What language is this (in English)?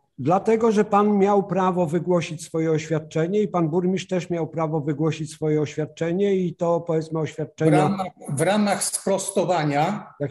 Polish